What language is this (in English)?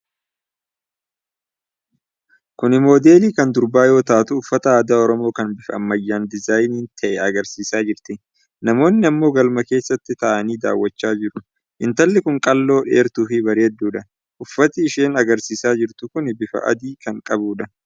Oromo